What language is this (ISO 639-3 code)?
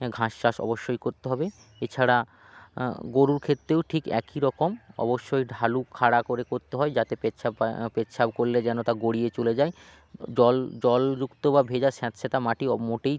ben